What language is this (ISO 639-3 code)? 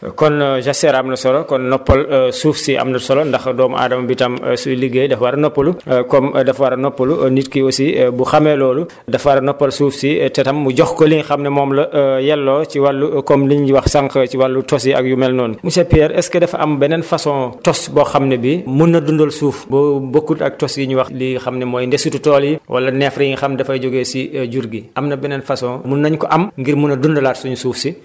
wol